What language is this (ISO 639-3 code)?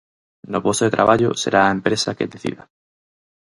glg